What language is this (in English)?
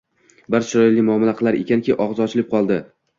Uzbek